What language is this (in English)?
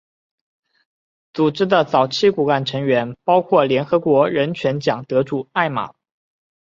Chinese